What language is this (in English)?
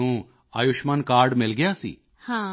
Punjabi